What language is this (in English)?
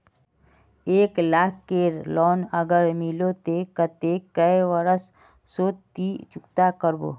Magahi